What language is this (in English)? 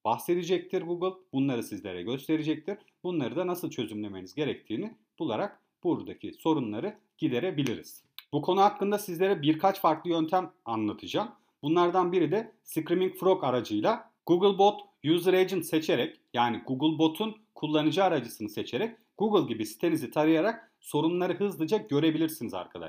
Turkish